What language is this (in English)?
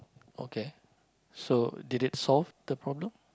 English